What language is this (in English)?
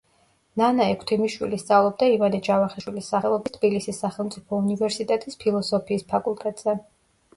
Georgian